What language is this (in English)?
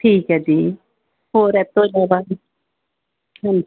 Punjabi